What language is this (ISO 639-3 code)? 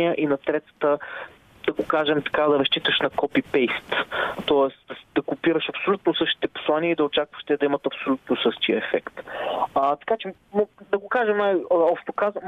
bul